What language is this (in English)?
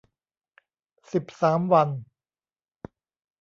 Thai